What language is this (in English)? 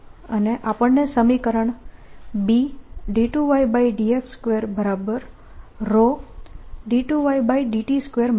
Gujarati